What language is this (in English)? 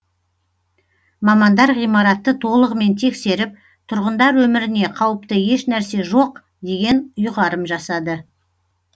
Kazakh